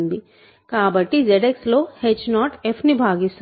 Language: Telugu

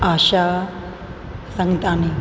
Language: Sindhi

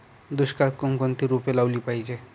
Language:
Marathi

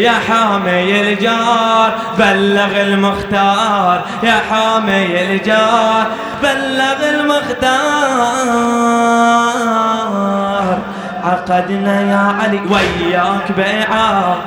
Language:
Arabic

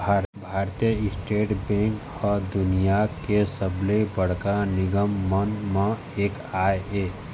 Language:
Chhattisgarhi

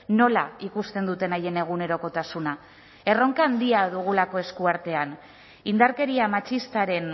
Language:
Basque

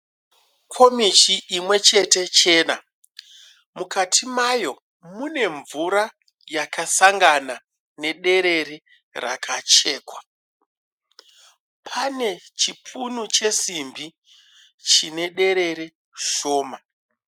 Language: Shona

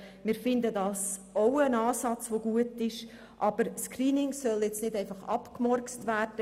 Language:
Swiss German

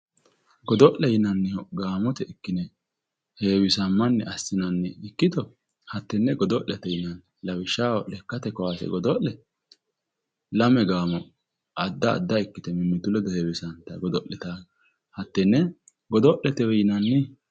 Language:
Sidamo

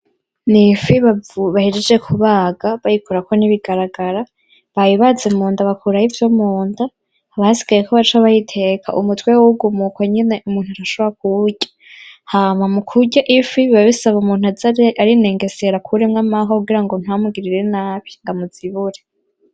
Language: Rundi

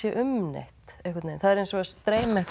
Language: Icelandic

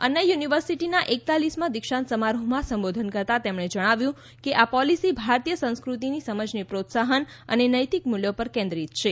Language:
Gujarati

